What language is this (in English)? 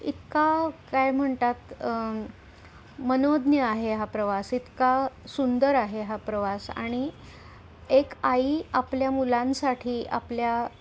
Marathi